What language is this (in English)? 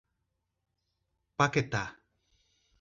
Portuguese